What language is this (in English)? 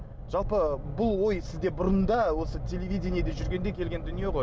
Kazakh